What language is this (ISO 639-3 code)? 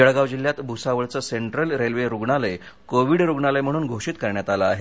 mar